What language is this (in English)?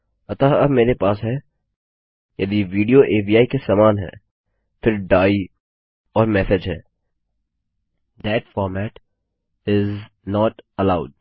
Hindi